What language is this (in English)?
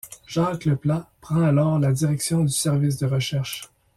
French